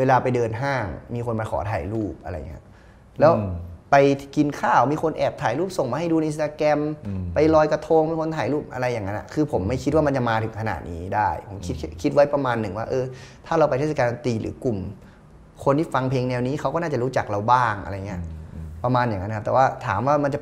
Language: Thai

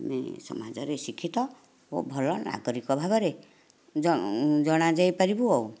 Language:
Odia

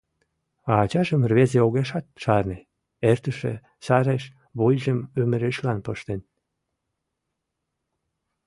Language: Mari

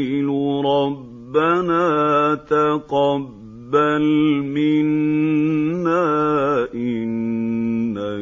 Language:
Arabic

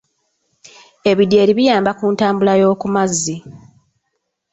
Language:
Ganda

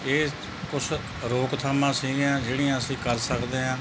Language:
Punjabi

